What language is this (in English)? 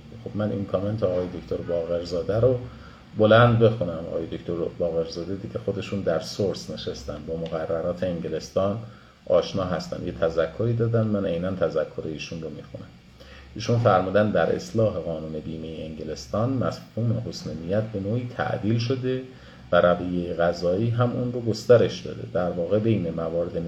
Persian